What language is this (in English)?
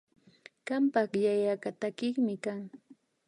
Imbabura Highland Quichua